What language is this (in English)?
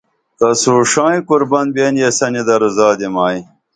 Dameli